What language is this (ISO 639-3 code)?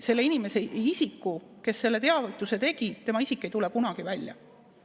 est